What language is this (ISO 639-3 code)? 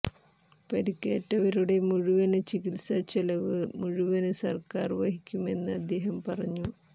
mal